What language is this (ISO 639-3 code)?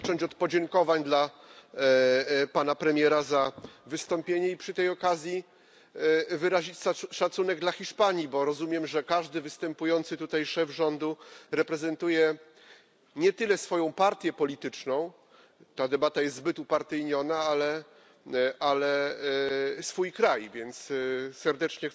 pol